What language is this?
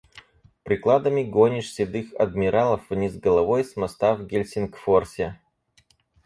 Russian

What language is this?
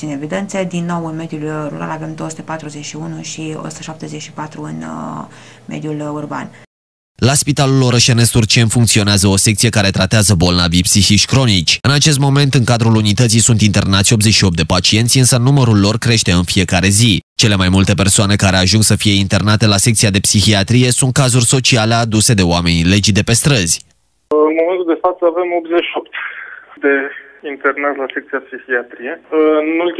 Romanian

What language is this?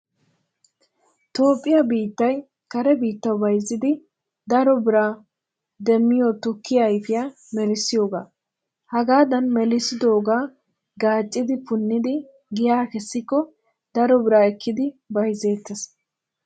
Wolaytta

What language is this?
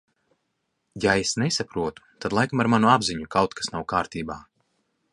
Latvian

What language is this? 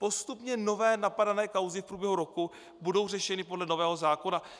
Czech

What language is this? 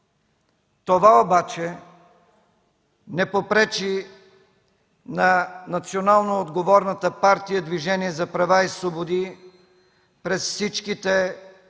Bulgarian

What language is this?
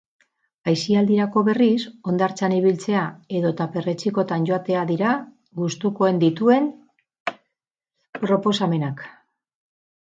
Basque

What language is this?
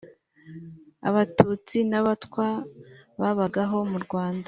Kinyarwanda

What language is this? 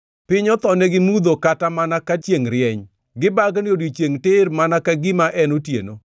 Luo (Kenya and Tanzania)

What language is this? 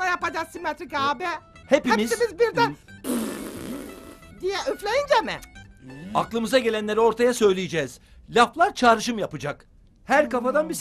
Turkish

